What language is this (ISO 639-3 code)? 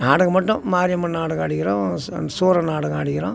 tam